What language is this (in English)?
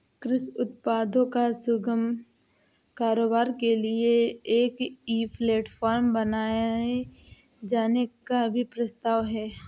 Hindi